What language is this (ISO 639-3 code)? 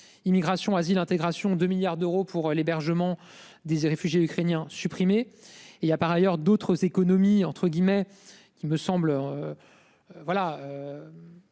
fra